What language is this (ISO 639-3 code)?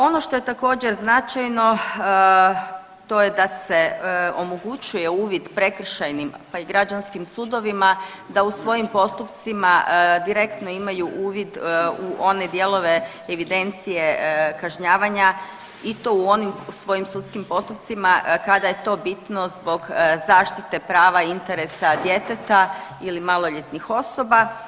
hrv